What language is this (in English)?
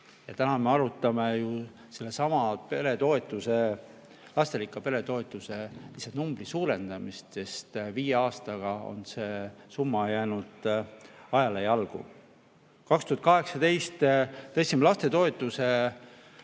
Estonian